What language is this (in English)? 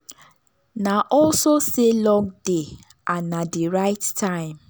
Nigerian Pidgin